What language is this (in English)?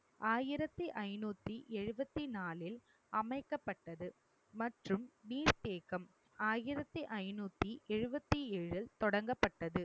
Tamil